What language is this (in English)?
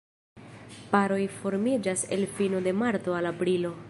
Esperanto